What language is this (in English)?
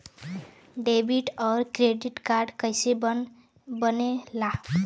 Bhojpuri